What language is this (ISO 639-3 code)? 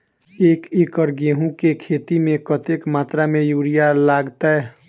mai